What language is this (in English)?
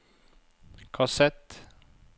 Norwegian